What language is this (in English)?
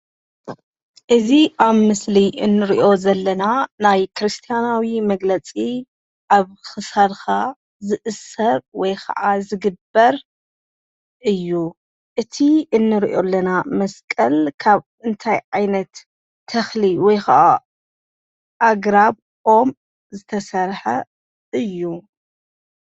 Tigrinya